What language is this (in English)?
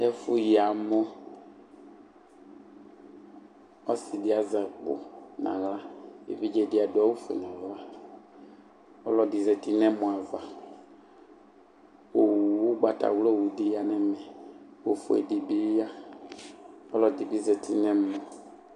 Ikposo